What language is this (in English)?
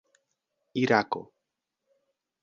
Esperanto